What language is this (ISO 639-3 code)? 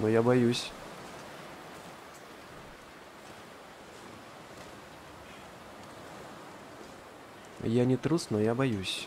rus